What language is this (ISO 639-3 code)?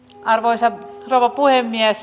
fin